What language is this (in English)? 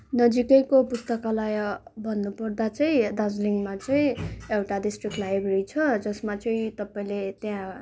Nepali